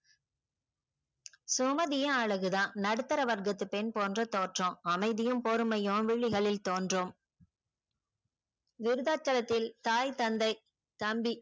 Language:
Tamil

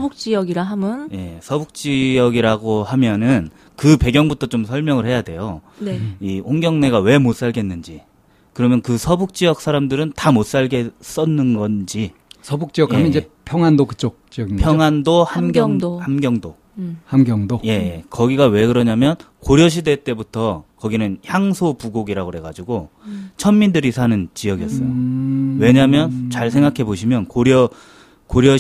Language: Korean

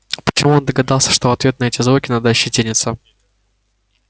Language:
Russian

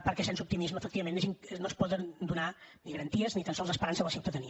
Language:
Catalan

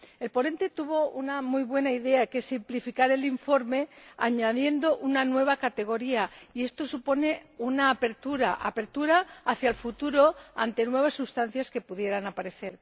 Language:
Spanish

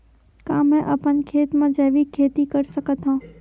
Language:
Chhattisgarhi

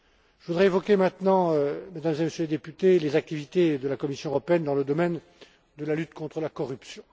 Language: French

